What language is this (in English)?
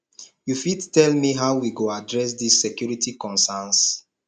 Nigerian Pidgin